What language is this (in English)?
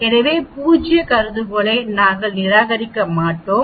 Tamil